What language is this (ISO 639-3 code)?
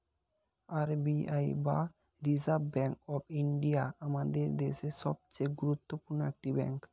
ben